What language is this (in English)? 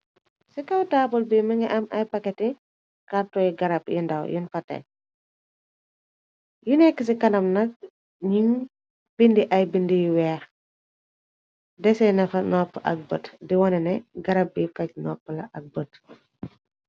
Wolof